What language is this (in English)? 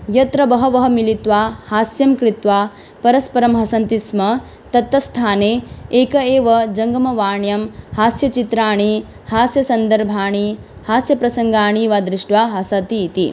Sanskrit